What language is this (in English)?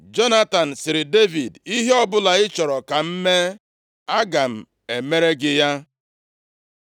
Igbo